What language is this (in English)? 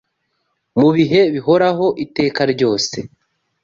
Kinyarwanda